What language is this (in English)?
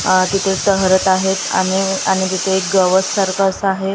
Marathi